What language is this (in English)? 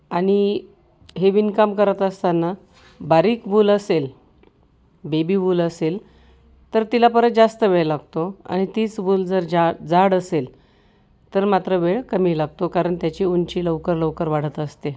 Marathi